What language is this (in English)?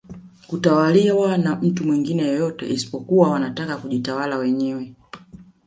Swahili